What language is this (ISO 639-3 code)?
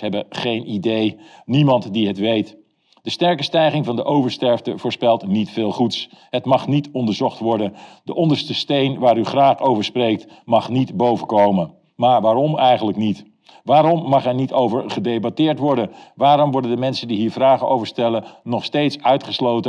nld